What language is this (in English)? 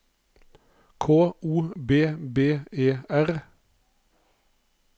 Norwegian